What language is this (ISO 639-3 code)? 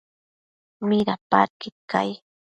mcf